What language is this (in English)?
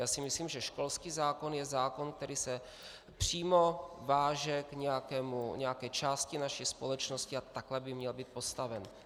Czech